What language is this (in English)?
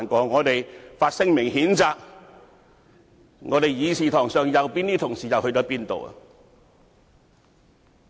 Cantonese